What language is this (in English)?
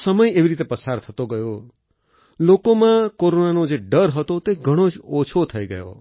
Gujarati